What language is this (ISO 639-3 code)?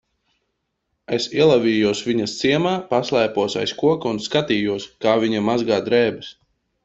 lav